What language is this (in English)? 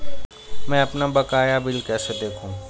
Hindi